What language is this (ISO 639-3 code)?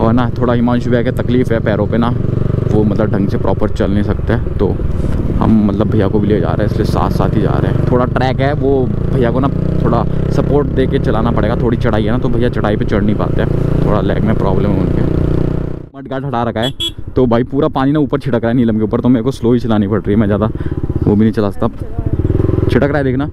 hin